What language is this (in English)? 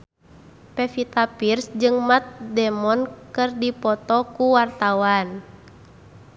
Sundanese